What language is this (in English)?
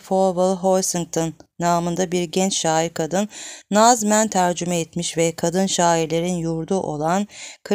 Turkish